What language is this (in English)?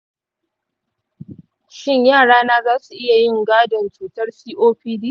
Hausa